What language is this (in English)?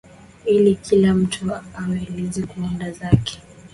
Swahili